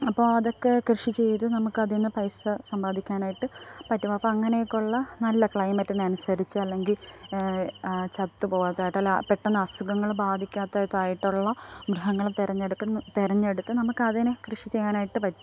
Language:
Malayalam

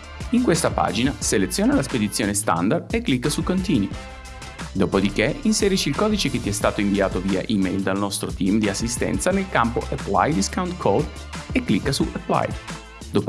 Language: Italian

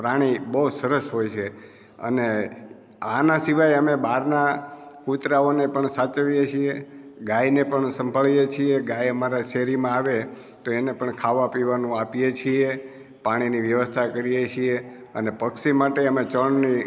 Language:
Gujarati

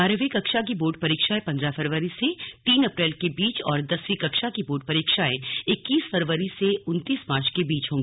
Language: Hindi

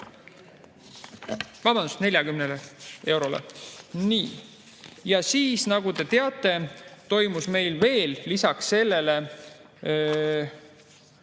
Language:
Estonian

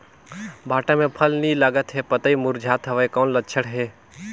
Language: Chhattisgarhi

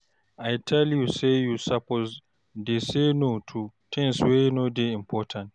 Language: Nigerian Pidgin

